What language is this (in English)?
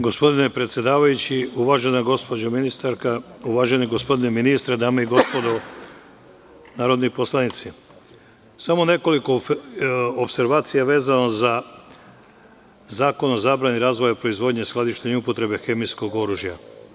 Serbian